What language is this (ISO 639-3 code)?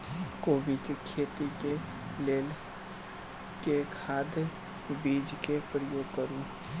mai